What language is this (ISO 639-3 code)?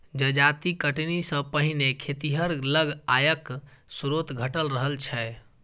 mai